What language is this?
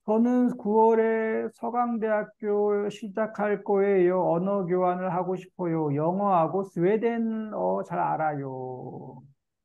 Korean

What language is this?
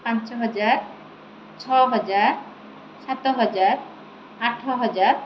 Odia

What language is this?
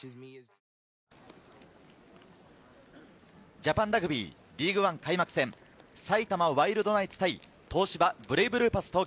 Japanese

